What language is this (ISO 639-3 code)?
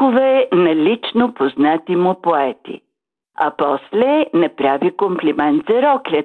bul